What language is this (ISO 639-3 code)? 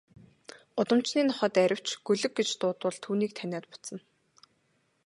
mon